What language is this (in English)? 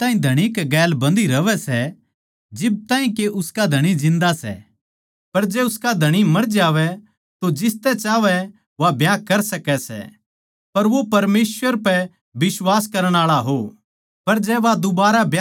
Haryanvi